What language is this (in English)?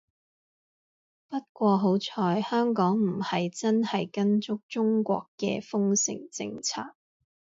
Cantonese